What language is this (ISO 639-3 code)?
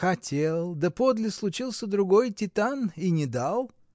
rus